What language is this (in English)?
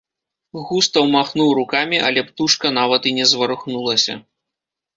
Belarusian